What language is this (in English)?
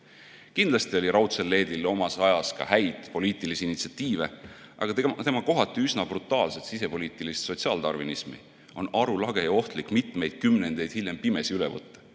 Estonian